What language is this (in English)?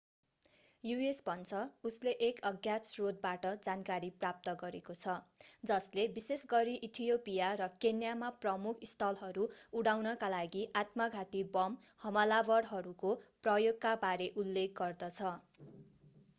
Nepali